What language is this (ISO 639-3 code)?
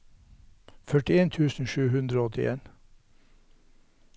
nor